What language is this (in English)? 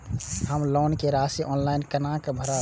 Maithili